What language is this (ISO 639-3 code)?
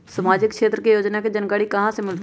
mag